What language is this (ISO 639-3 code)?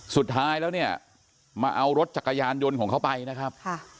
tha